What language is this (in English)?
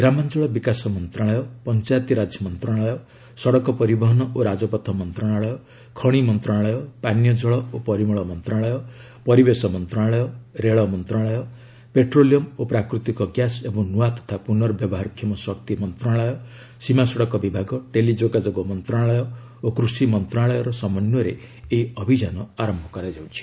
Odia